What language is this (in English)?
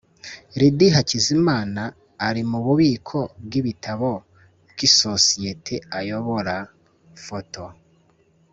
Kinyarwanda